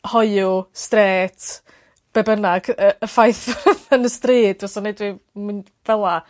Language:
Welsh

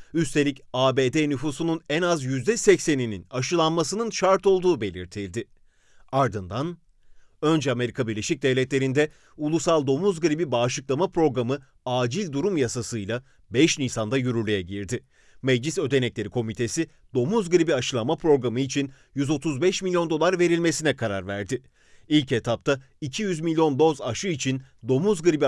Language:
Turkish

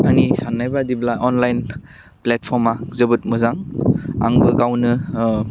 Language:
Bodo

